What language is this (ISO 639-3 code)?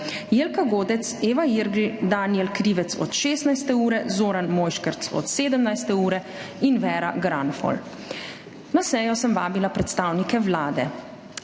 slv